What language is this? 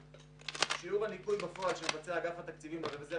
Hebrew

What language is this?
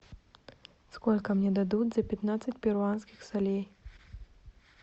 Russian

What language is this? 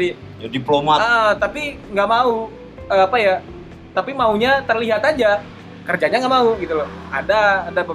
Indonesian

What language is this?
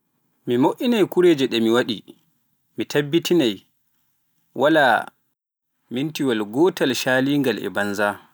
Pular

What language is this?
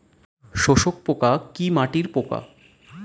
Bangla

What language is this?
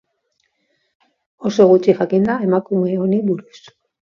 Basque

